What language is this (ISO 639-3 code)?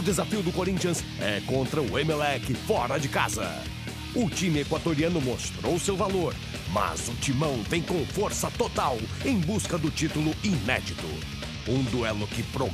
por